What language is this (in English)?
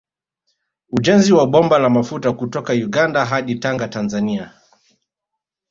Swahili